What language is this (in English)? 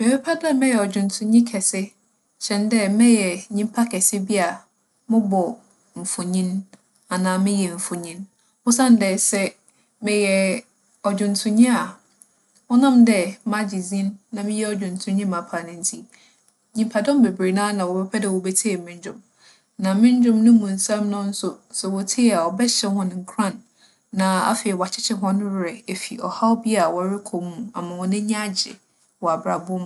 Akan